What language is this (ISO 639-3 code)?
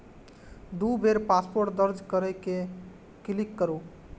mai